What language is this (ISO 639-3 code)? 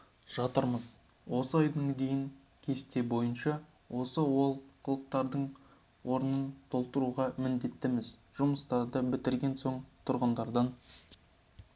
kaz